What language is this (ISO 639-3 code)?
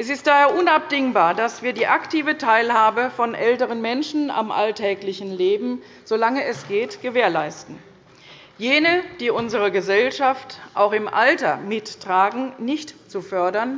deu